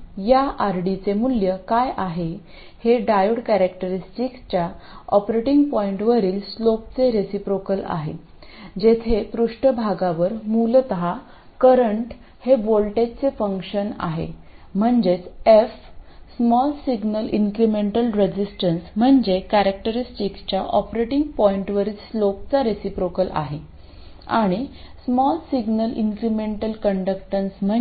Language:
Marathi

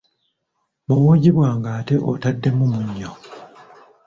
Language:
Ganda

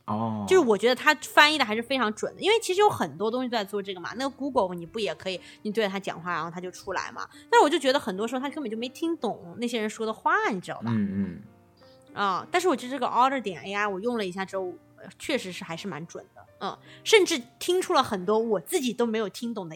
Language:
Chinese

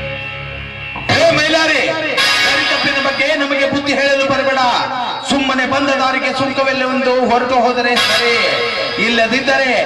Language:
Kannada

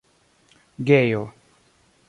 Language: Esperanto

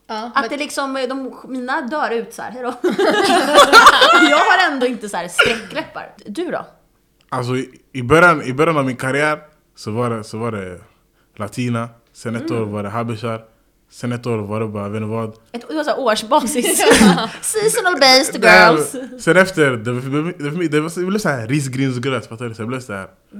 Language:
Swedish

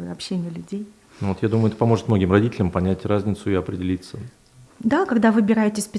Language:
Russian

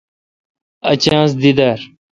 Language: Kalkoti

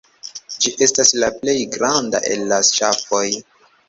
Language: Esperanto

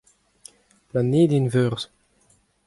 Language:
Breton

